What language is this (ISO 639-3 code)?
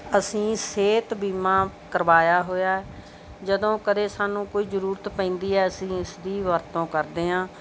pan